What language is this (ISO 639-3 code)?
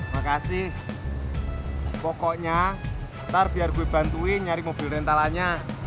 ind